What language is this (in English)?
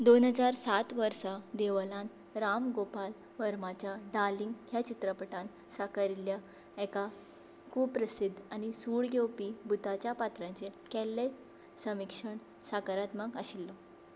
Konkani